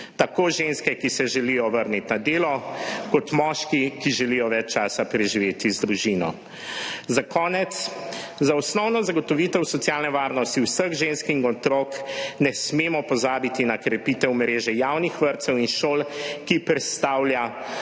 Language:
Slovenian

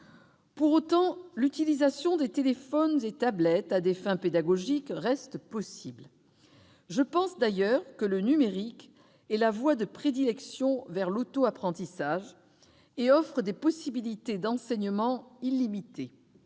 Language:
French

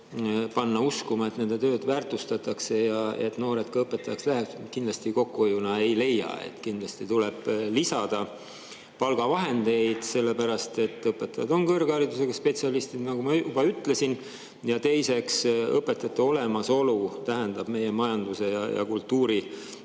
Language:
Estonian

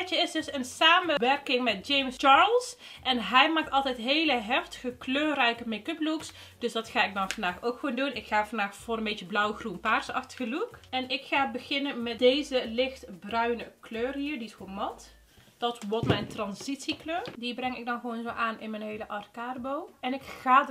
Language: Dutch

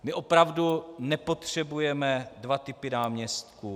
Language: Czech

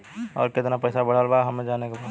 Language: Bhojpuri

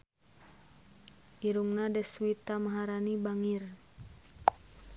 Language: Sundanese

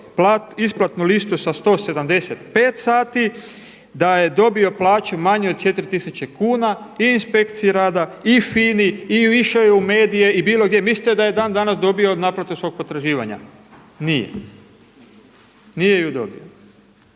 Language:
Croatian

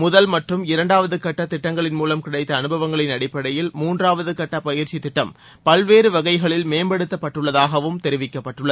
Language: Tamil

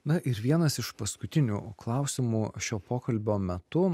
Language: Lithuanian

